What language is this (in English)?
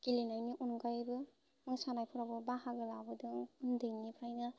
Bodo